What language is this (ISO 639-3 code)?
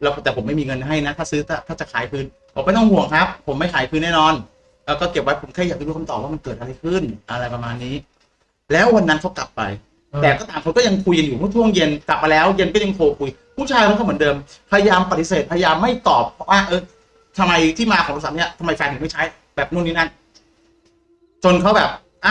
tha